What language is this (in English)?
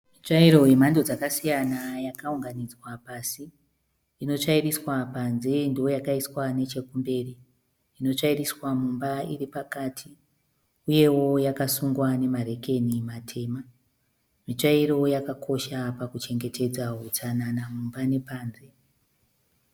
Shona